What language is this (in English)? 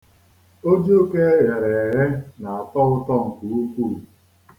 Igbo